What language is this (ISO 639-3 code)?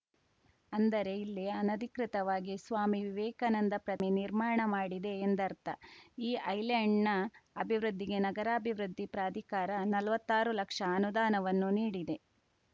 kan